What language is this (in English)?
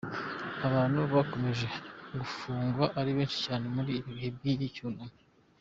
Kinyarwanda